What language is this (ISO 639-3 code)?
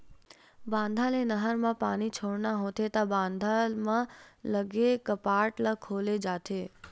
hne